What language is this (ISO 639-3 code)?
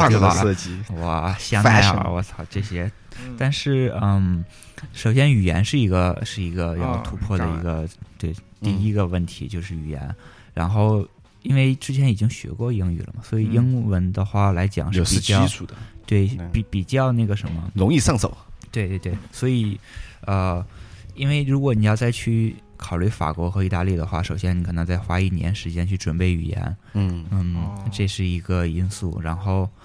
zho